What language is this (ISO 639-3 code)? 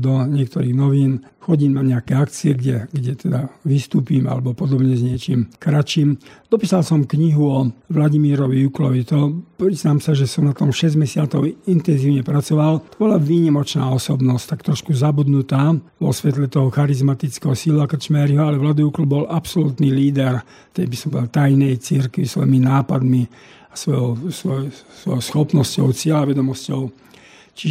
slk